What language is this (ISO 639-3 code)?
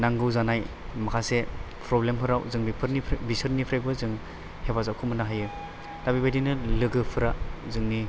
brx